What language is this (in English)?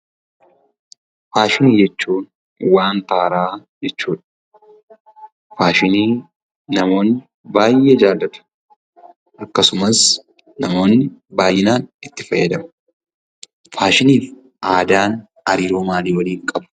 Oromo